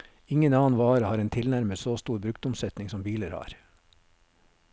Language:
Norwegian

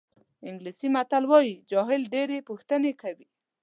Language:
Pashto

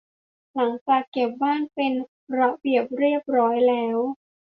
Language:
Thai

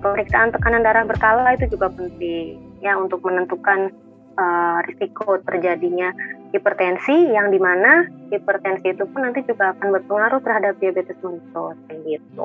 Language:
Indonesian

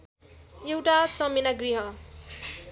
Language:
Nepali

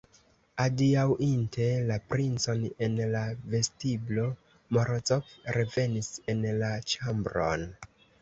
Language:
Esperanto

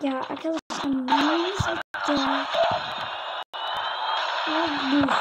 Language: Turkish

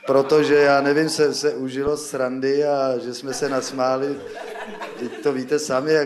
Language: Czech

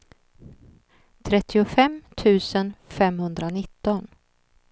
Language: Swedish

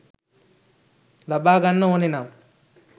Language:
Sinhala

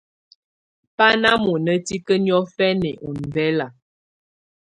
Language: Tunen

